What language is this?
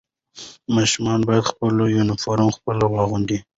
Pashto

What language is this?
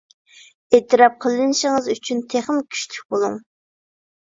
Uyghur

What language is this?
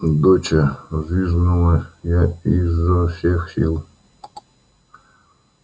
Russian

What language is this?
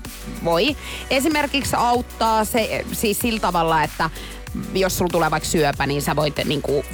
Finnish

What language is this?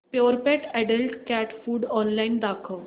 Marathi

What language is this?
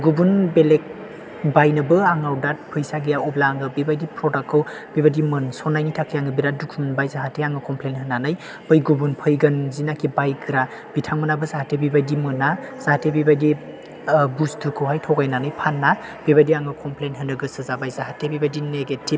Bodo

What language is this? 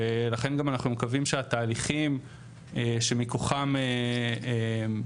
Hebrew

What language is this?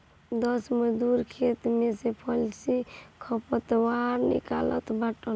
Bhojpuri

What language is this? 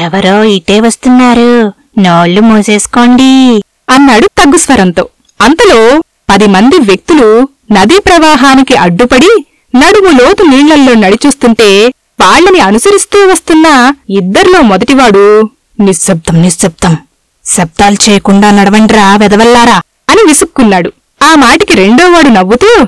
Telugu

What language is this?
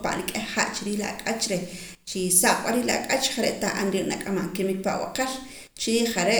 Poqomam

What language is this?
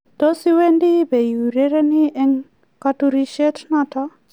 Kalenjin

